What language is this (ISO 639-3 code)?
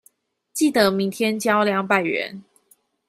zho